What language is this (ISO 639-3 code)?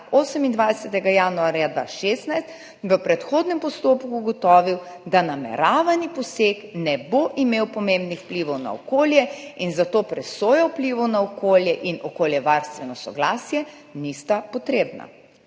slv